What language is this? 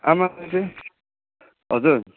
Nepali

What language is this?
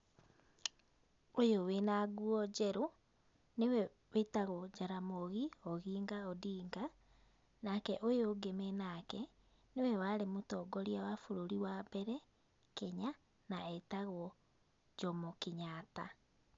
Kikuyu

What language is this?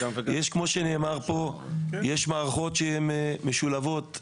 Hebrew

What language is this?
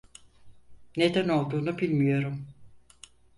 Turkish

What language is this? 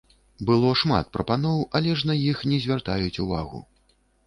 Belarusian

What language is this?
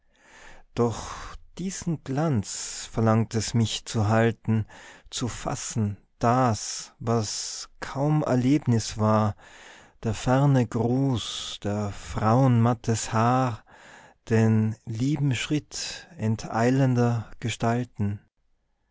German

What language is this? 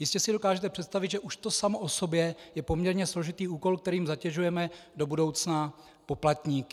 Czech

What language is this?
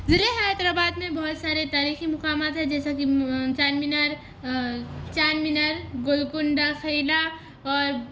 Urdu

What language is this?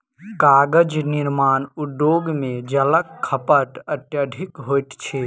Maithili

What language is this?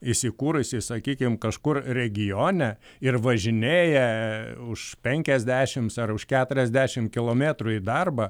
Lithuanian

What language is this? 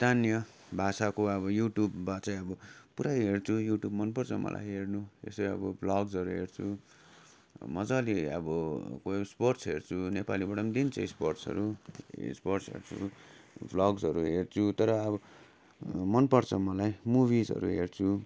Nepali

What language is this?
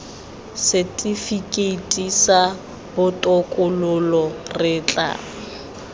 Tswana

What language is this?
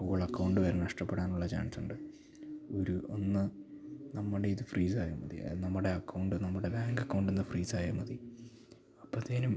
Malayalam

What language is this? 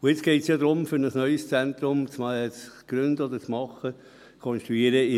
Swiss German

